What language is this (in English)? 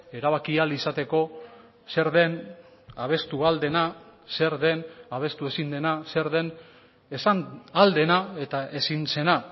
Basque